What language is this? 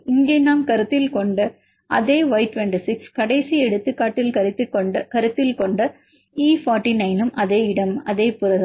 Tamil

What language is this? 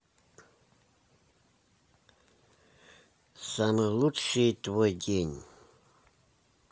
Russian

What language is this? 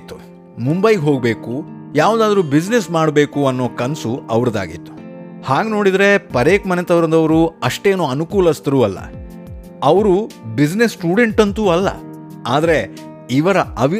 Kannada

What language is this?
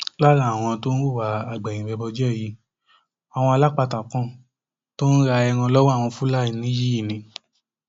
Yoruba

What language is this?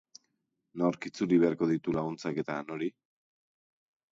Basque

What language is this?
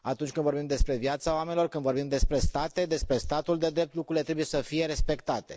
Romanian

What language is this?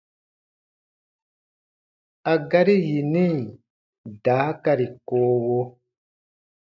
Baatonum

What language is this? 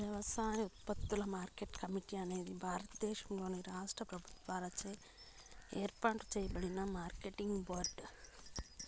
Telugu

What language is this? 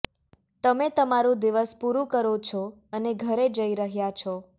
Gujarati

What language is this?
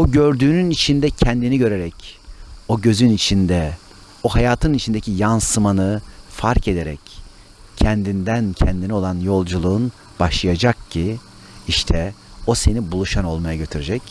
Turkish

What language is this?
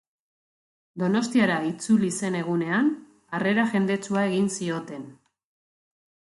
Basque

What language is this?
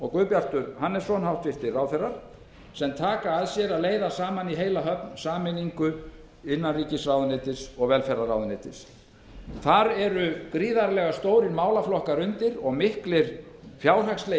Icelandic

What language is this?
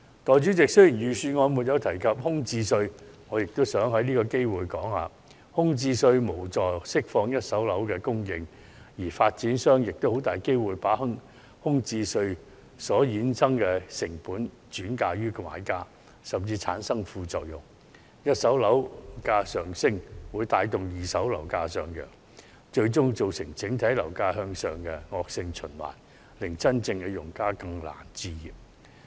Cantonese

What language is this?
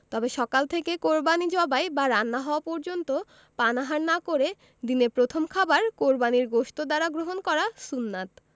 Bangla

